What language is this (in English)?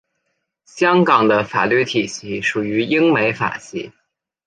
Chinese